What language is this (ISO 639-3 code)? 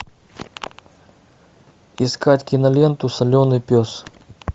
rus